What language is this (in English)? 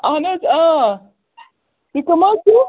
Kashmiri